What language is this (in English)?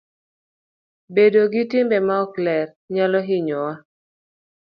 Luo (Kenya and Tanzania)